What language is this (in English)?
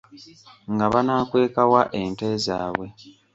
Ganda